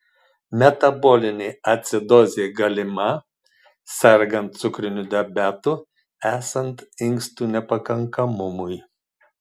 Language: Lithuanian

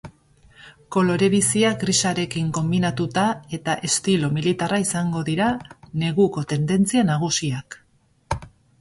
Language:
Basque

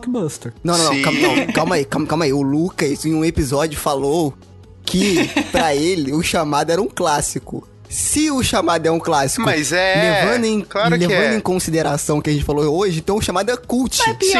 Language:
Portuguese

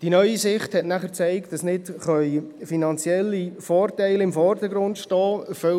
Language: Swiss German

